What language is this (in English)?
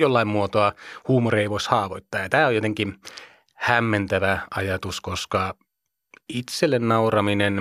Finnish